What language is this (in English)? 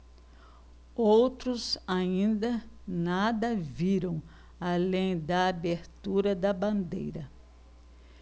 Portuguese